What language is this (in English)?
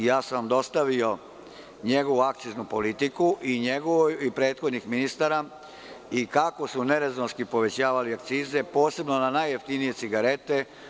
Serbian